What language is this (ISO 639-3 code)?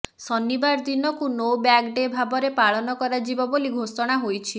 ori